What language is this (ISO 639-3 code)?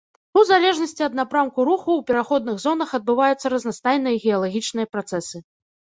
bel